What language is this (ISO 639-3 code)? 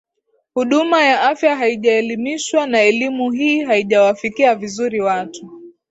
swa